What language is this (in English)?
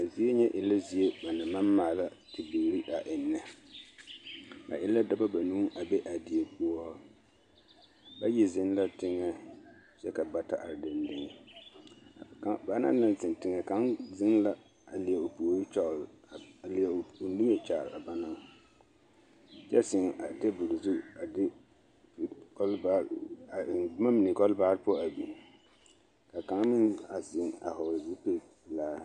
Southern Dagaare